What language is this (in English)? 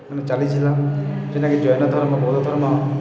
Odia